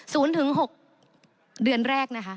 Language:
Thai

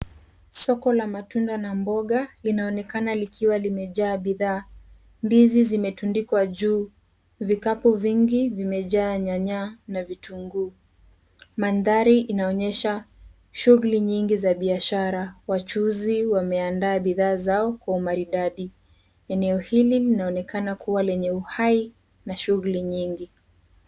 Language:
Swahili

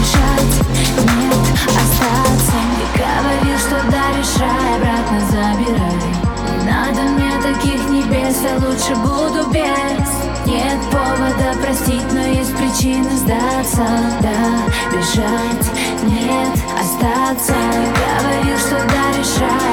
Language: Russian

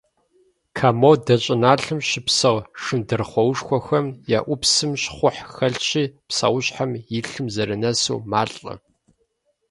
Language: Kabardian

